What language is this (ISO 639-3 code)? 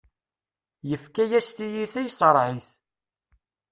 kab